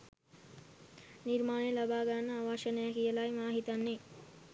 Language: Sinhala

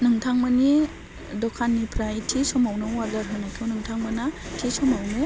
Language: Bodo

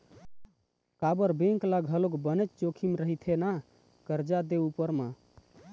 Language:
Chhattisgarhi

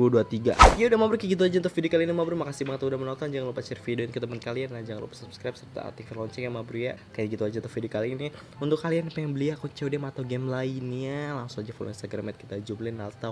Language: Indonesian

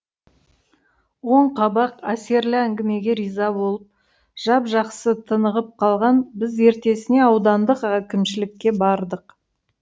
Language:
Kazakh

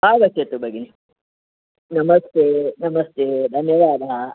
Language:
Sanskrit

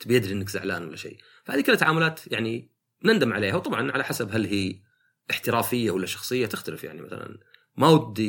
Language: Arabic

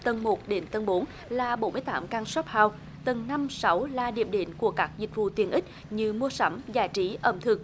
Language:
Vietnamese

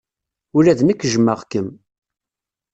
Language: Kabyle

